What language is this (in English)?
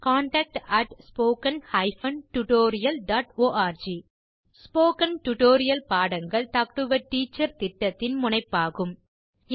Tamil